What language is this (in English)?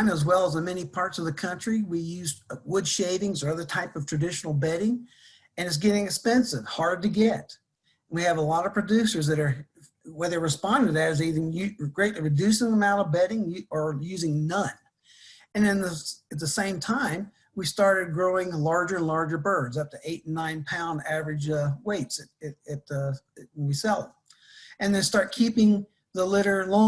English